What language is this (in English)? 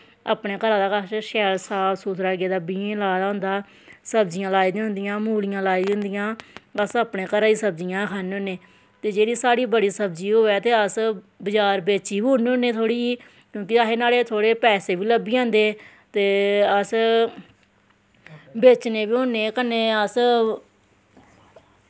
Dogri